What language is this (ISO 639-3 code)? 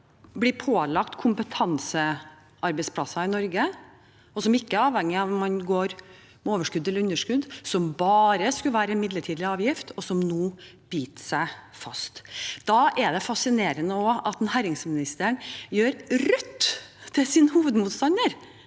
nor